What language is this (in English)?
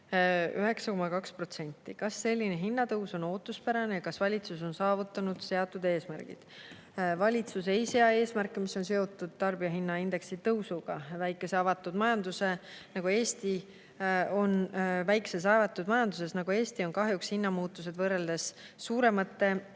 Estonian